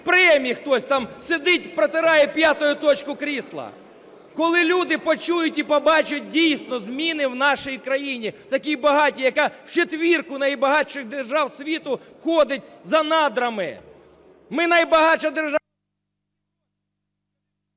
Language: Ukrainian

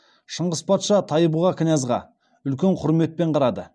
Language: Kazakh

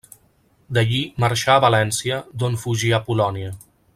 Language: Catalan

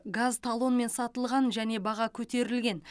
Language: Kazakh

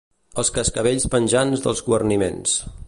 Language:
Catalan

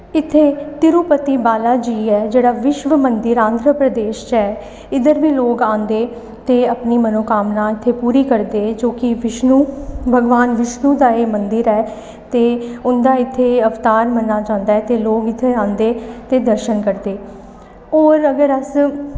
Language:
Dogri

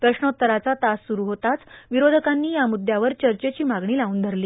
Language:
Marathi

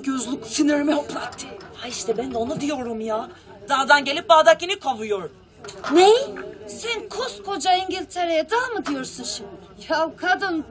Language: Turkish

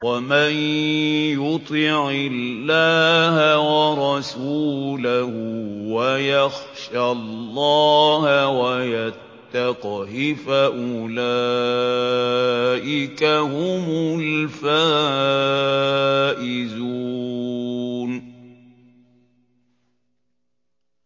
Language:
Arabic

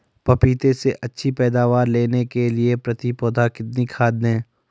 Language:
Hindi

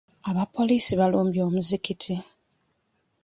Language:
Ganda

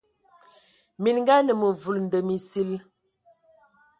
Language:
Ewondo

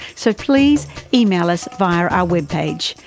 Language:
English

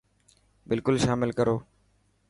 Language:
Dhatki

